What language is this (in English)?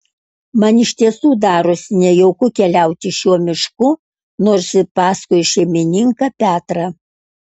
Lithuanian